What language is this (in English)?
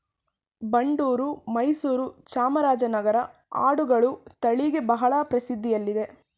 Kannada